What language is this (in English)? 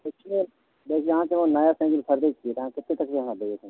Maithili